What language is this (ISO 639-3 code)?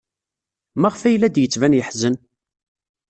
kab